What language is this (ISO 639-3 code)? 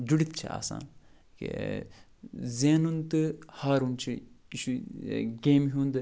kas